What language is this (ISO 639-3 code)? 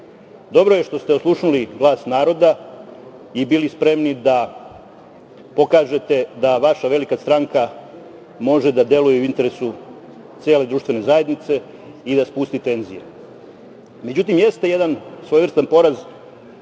srp